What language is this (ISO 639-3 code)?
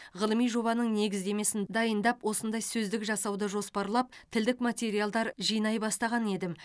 kaz